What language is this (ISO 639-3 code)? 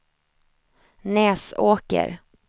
swe